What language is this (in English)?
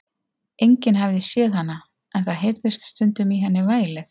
Icelandic